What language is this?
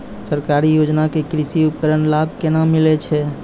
Maithili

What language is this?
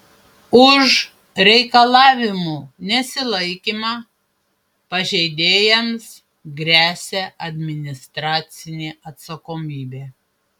Lithuanian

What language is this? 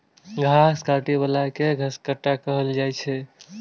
Maithili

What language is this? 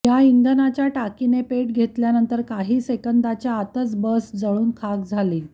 Marathi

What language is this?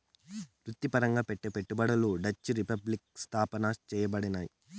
Telugu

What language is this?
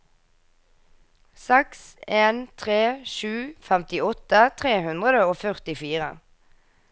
Norwegian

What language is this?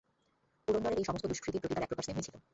Bangla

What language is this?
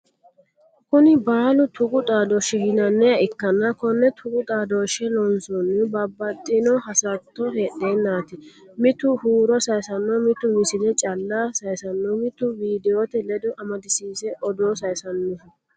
Sidamo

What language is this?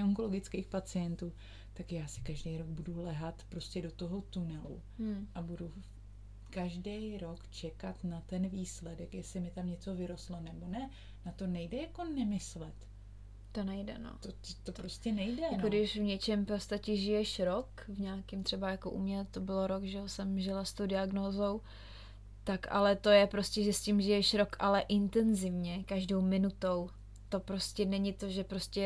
Czech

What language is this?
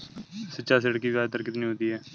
Hindi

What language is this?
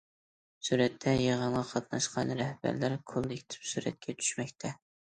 Uyghur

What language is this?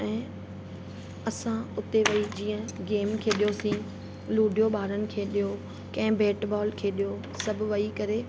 Sindhi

